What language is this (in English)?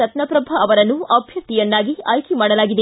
Kannada